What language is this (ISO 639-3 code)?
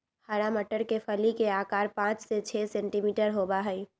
mag